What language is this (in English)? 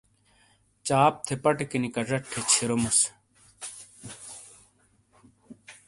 Shina